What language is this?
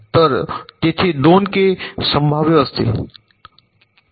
Marathi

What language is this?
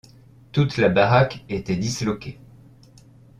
French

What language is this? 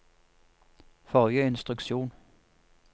Norwegian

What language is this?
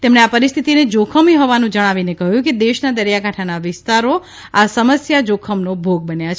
Gujarati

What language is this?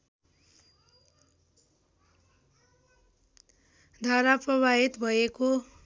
Nepali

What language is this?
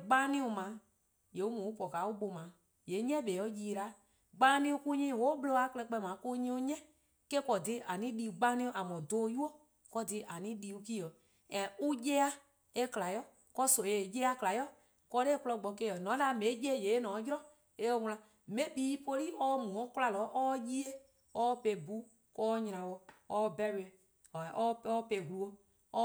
Eastern Krahn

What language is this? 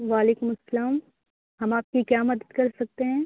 Urdu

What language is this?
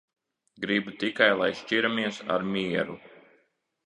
Latvian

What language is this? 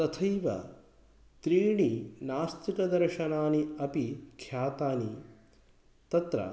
Sanskrit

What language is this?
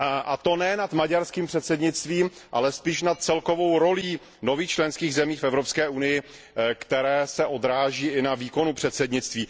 Czech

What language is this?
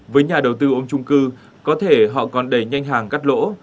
Vietnamese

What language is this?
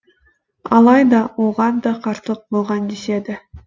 Kazakh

